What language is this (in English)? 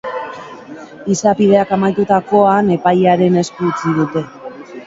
Basque